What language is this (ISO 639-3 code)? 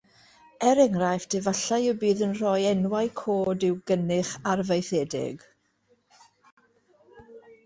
cym